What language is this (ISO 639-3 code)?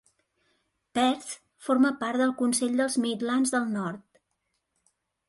cat